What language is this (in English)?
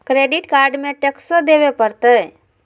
Magahi